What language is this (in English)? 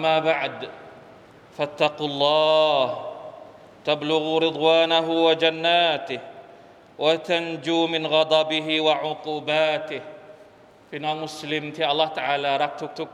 Thai